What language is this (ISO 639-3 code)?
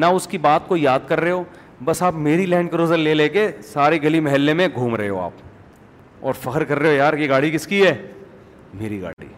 urd